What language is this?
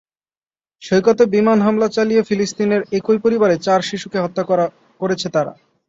Bangla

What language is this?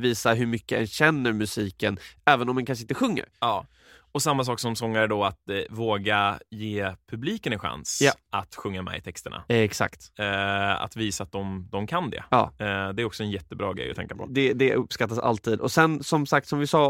Swedish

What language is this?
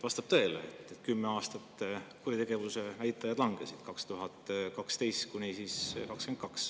Estonian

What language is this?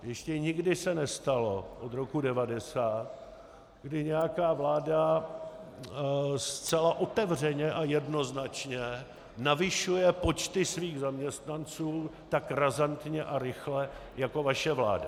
Czech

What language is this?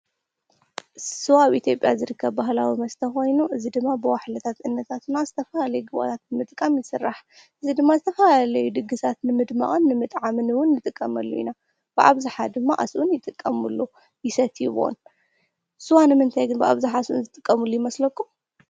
Tigrinya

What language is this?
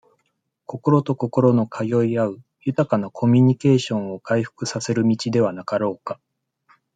Japanese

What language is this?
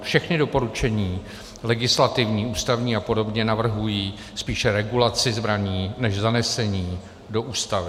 Czech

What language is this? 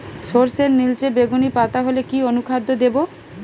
Bangla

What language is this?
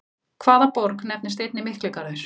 Icelandic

